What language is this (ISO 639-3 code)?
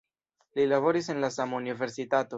epo